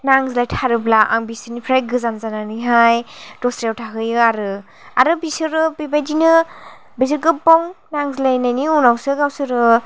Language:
Bodo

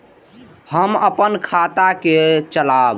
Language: Maithili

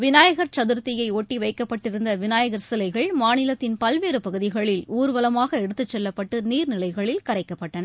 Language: Tamil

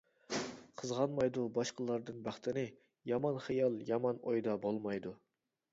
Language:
Uyghur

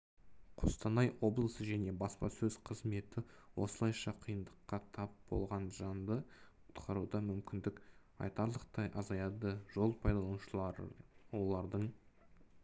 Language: Kazakh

